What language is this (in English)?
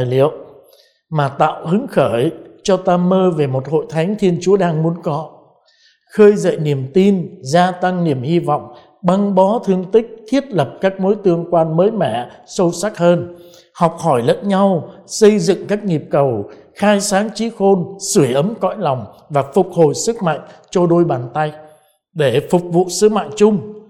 Vietnamese